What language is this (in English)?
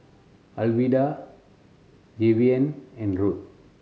English